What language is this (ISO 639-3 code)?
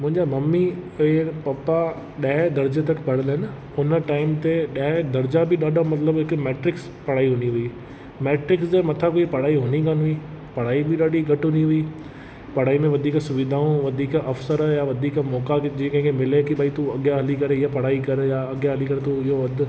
snd